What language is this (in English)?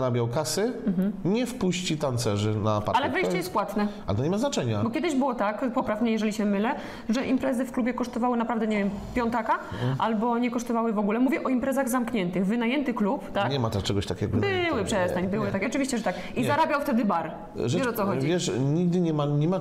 Polish